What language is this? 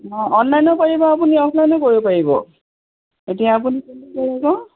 Assamese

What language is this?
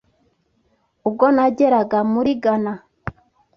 Kinyarwanda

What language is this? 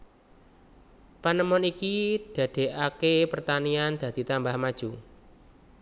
Javanese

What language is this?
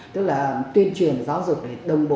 Vietnamese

